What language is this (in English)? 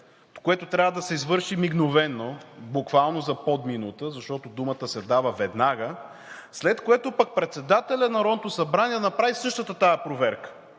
Bulgarian